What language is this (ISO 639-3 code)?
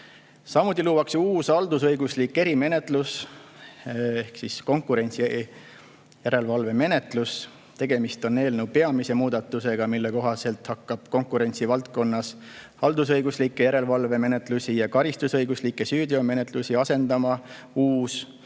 est